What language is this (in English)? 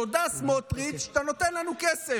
Hebrew